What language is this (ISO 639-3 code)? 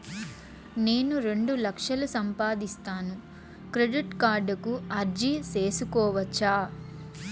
tel